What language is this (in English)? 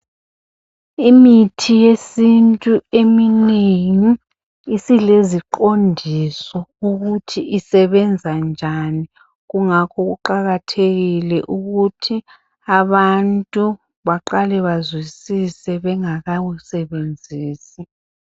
North Ndebele